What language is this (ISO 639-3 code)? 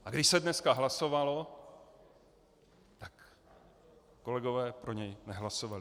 ces